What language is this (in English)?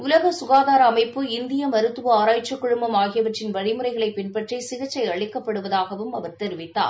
Tamil